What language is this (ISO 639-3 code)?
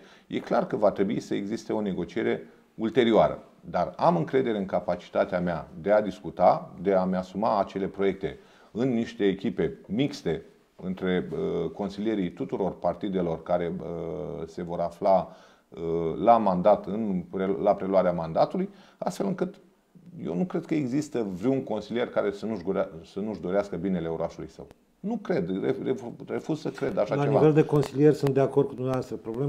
ron